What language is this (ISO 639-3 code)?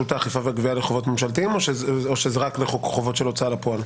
heb